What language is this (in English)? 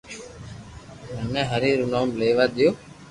Loarki